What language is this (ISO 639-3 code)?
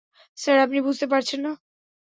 ben